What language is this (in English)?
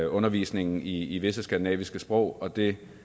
Danish